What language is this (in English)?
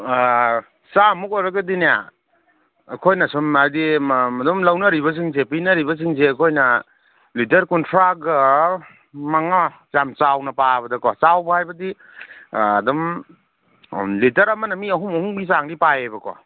Manipuri